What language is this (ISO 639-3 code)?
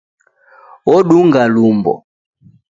dav